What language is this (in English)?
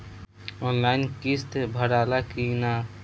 Bhojpuri